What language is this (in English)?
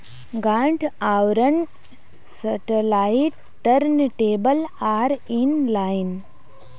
Magahi